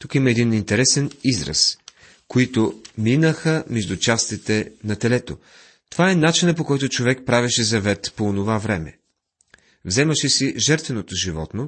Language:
Bulgarian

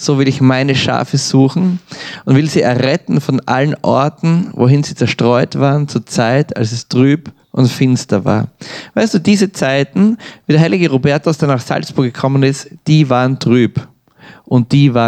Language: German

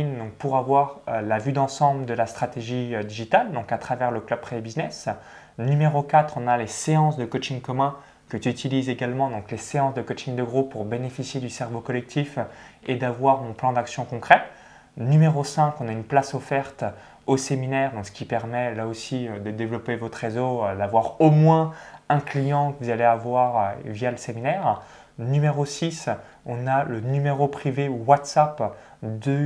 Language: French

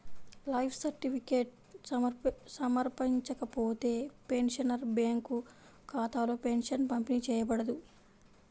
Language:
Telugu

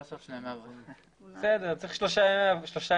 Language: Hebrew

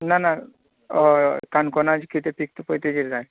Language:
Konkani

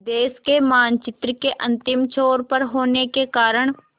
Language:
Hindi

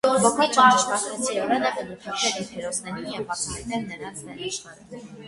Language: Armenian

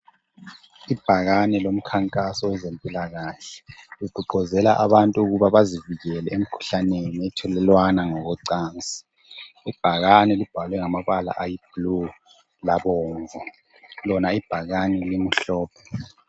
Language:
North Ndebele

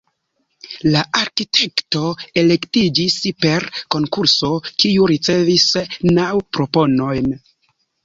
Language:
Esperanto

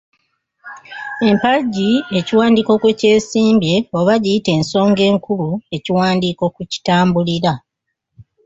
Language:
Ganda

